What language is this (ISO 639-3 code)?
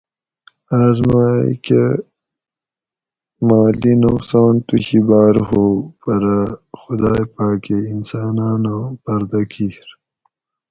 gwc